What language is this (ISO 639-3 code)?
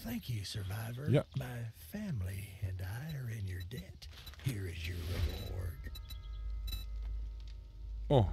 deu